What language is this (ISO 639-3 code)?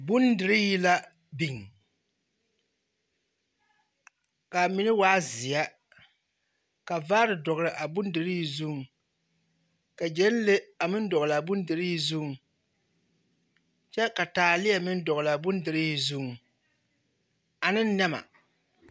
dga